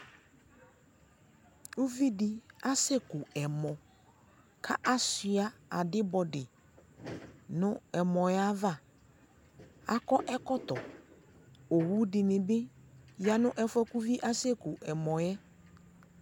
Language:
Ikposo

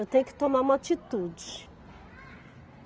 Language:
Portuguese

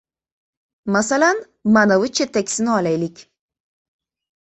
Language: Uzbek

